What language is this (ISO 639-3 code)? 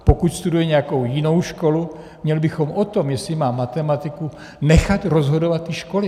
ces